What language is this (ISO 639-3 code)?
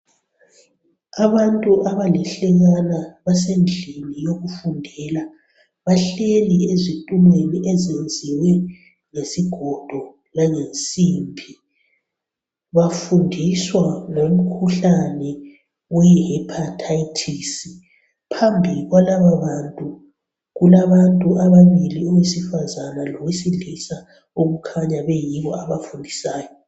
nde